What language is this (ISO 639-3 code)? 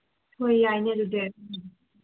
mni